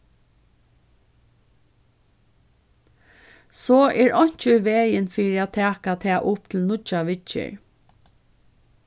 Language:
Faroese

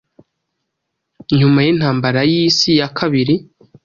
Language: Kinyarwanda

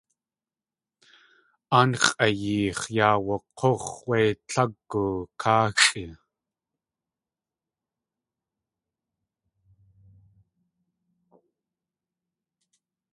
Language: Tlingit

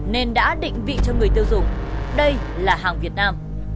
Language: Vietnamese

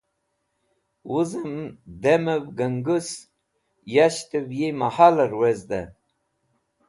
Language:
Wakhi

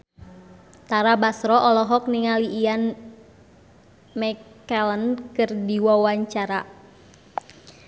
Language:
Sundanese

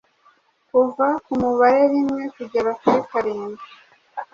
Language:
Kinyarwanda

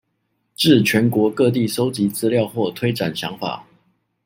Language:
Chinese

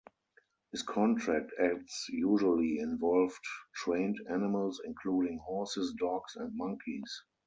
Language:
English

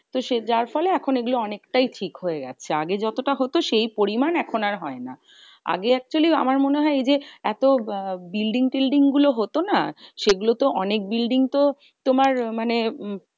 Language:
Bangla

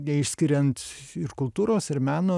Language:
Lithuanian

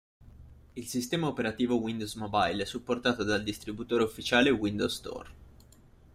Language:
Italian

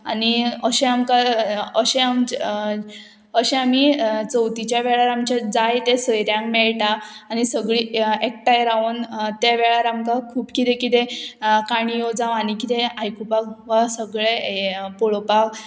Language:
Konkani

